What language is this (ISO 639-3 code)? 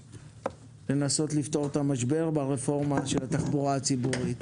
heb